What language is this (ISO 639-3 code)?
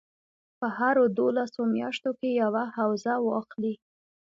pus